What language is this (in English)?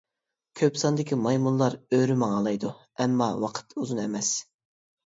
Uyghur